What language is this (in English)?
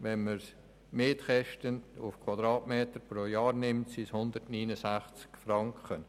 Swiss German